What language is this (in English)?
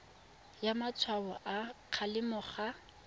Tswana